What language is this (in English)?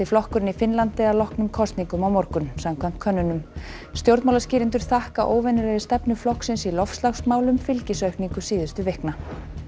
Icelandic